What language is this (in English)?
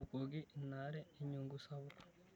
Masai